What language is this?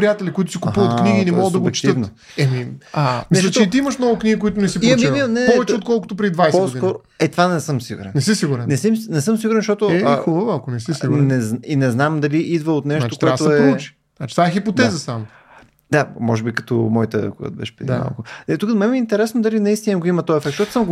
Bulgarian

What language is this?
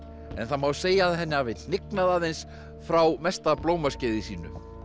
Icelandic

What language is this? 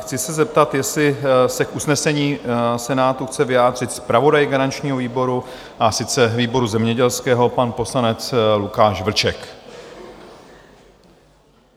Czech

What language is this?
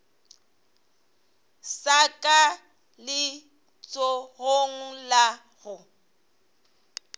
Northern Sotho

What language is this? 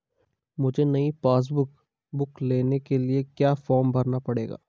Hindi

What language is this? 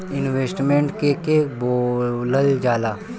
Bhojpuri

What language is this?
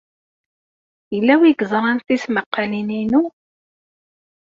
Kabyle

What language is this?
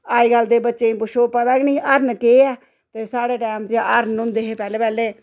Dogri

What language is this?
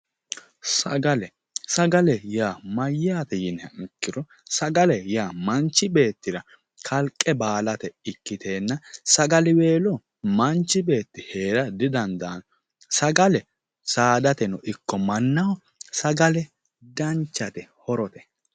Sidamo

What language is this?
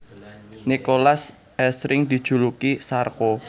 Javanese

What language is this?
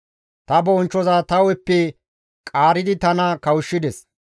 Gamo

